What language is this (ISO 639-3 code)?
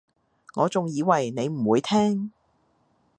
yue